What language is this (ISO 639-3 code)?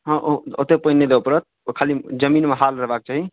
mai